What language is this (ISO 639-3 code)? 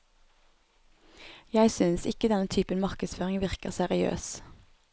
nor